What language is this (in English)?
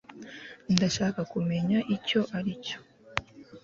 Kinyarwanda